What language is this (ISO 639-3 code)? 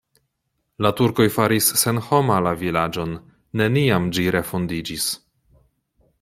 epo